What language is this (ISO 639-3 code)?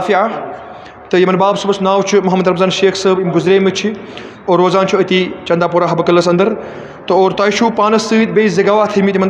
ara